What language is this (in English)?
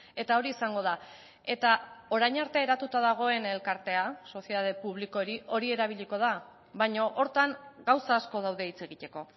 Basque